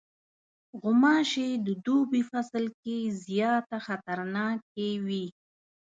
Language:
Pashto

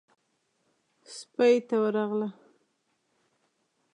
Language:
Pashto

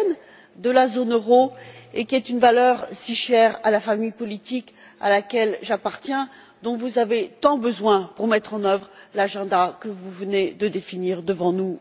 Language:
French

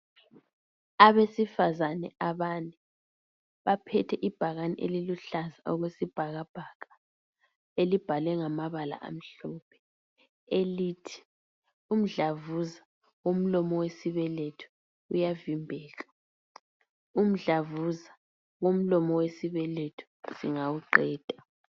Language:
North Ndebele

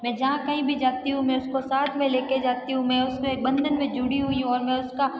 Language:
Hindi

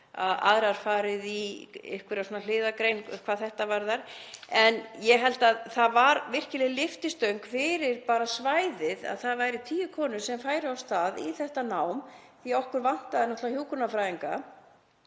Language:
Icelandic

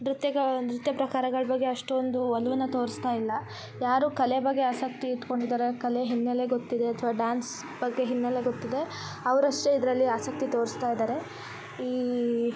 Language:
Kannada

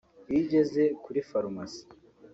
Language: Kinyarwanda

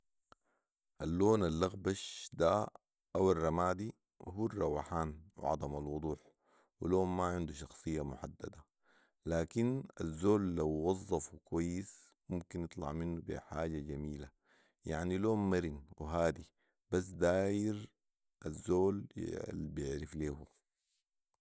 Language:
Sudanese Arabic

